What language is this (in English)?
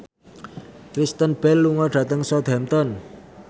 Javanese